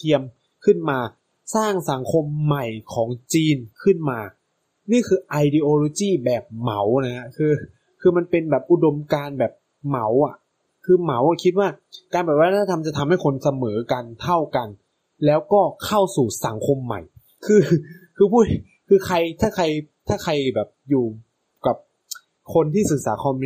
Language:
Thai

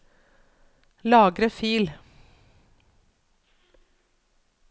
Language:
Norwegian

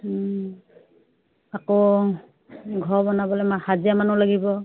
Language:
Assamese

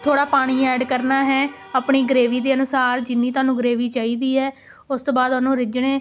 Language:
Punjabi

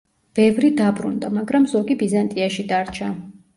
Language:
Georgian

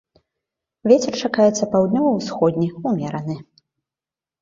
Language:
Belarusian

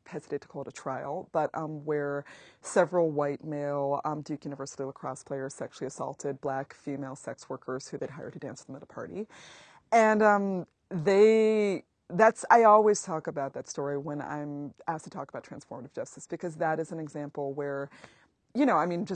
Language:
English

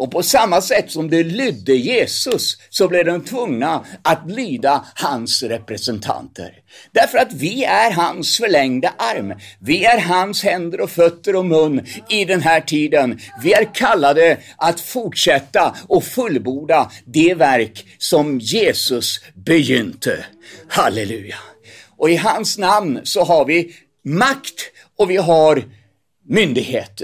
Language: Swedish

